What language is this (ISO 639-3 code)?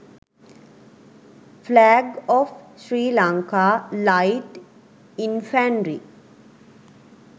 sin